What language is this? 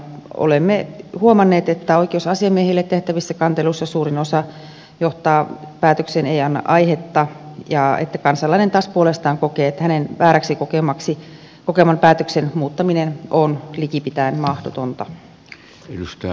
Finnish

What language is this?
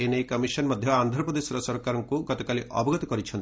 Odia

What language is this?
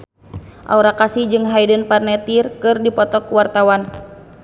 Sundanese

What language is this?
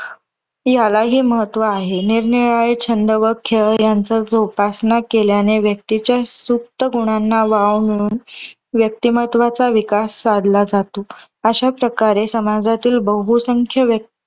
Marathi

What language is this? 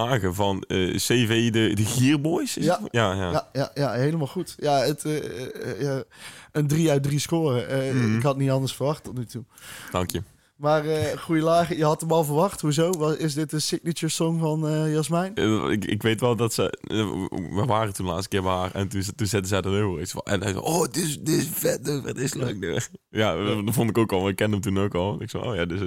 Dutch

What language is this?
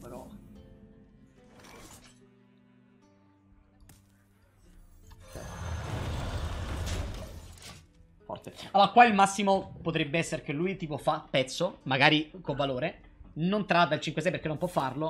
Italian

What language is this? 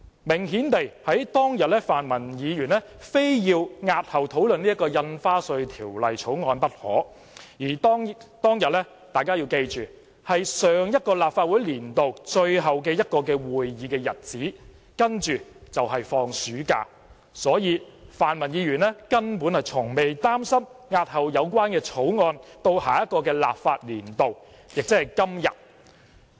Cantonese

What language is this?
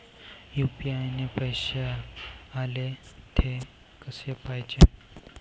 Marathi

